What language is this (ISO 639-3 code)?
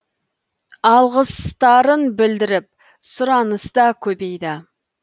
kaz